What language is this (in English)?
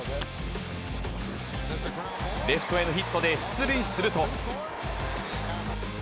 Japanese